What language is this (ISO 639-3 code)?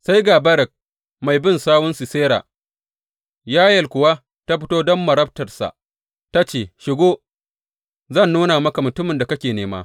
hau